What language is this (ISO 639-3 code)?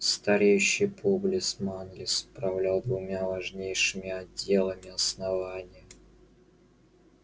rus